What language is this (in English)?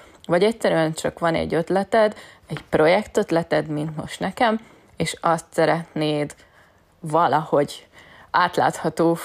Hungarian